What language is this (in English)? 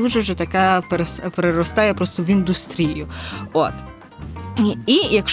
Ukrainian